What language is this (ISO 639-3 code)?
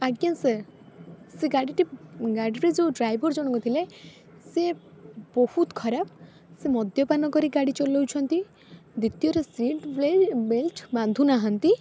ori